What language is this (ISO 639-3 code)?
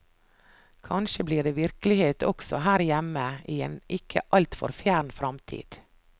nor